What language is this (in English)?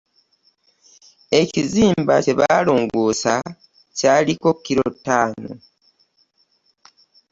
Ganda